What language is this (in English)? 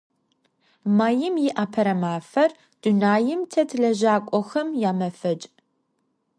Adyghe